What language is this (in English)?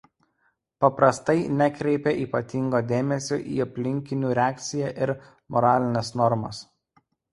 Lithuanian